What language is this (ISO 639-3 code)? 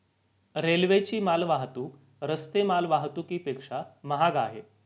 mar